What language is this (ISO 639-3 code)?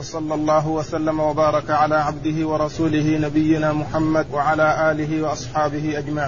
ara